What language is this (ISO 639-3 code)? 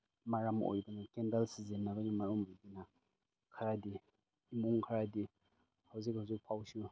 mni